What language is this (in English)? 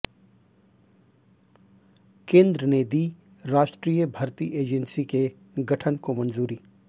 Hindi